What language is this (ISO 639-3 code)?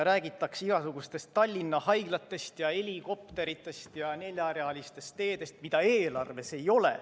est